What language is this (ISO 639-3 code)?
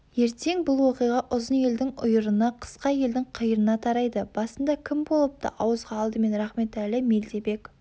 kaz